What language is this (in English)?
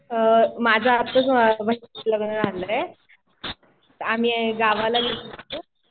Marathi